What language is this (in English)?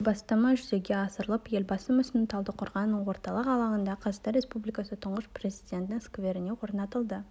Kazakh